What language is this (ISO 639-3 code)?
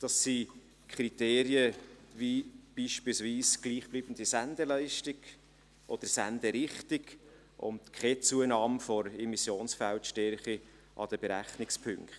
gsw